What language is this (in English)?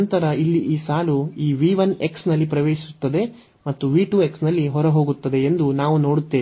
Kannada